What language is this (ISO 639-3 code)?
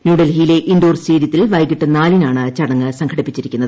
mal